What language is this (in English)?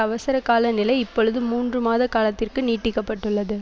Tamil